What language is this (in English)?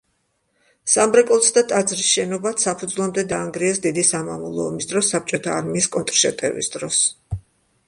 Georgian